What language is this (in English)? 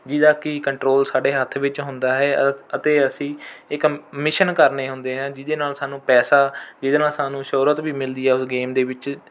Punjabi